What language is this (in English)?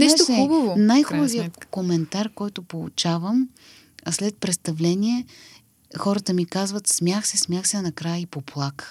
Bulgarian